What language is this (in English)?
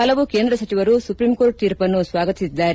Kannada